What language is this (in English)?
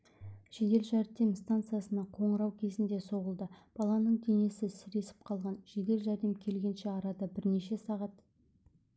Kazakh